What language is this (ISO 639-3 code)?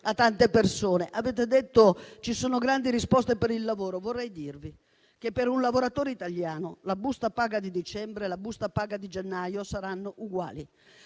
ita